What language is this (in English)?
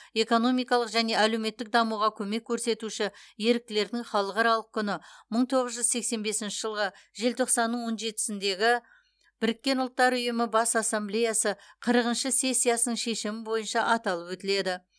Kazakh